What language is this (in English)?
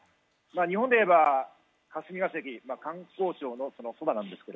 Japanese